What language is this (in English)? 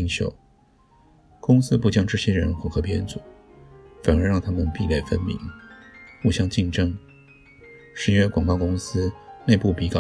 Chinese